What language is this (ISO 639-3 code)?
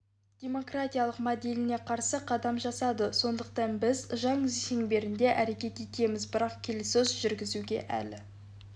kaz